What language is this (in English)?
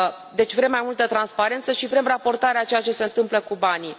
Romanian